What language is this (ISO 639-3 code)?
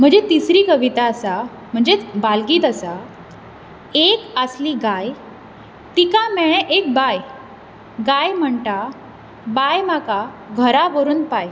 kok